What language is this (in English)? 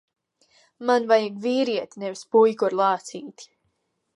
Latvian